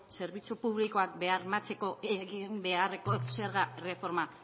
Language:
Basque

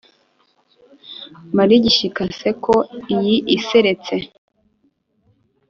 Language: Kinyarwanda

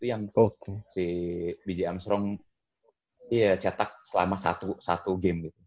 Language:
Indonesian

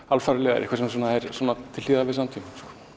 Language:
Icelandic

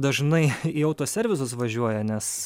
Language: Lithuanian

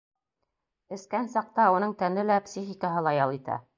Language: Bashkir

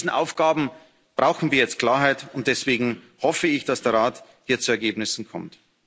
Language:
German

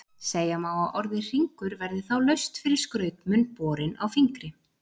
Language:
Icelandic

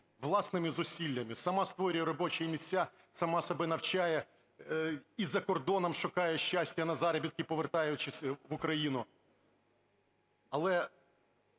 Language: Ukrainian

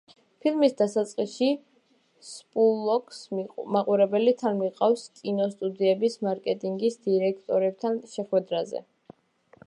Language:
Georgian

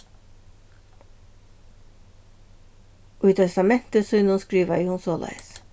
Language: Faroese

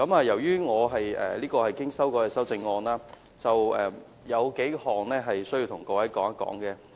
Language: Cantonese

